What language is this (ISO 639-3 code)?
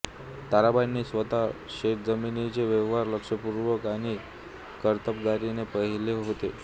mar